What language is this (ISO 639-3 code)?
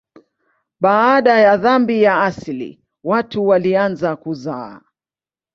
swa